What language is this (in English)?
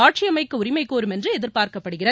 Tamil